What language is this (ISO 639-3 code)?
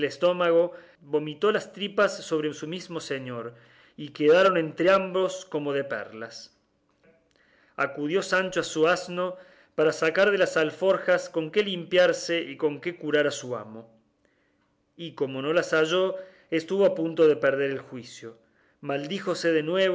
spa